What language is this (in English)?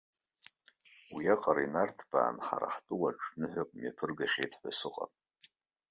Abkhazian